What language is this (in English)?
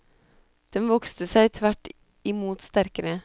Norwegian